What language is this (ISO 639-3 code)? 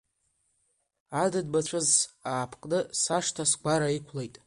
abk